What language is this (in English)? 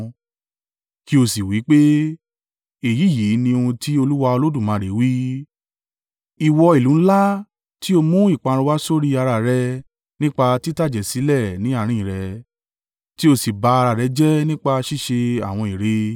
Yoruba